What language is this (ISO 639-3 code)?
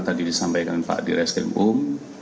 ind